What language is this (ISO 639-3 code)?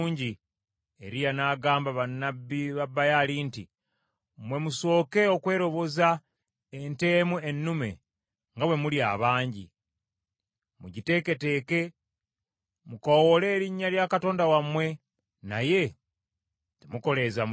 lug